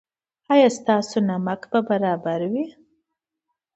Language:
Pashto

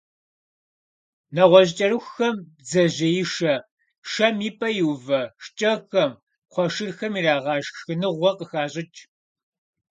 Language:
Kabardian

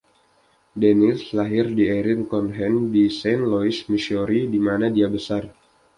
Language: Indonesian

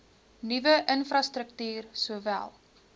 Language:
Afrikaans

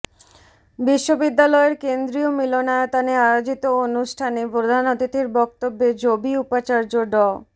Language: Bangla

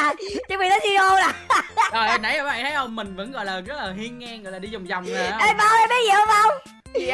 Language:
Vietnamese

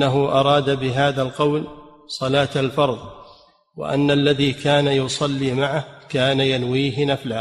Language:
Arabic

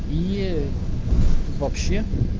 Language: Russian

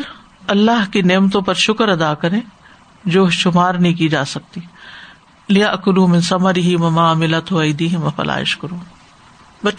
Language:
Urdu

